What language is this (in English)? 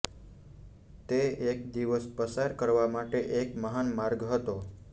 Gujarati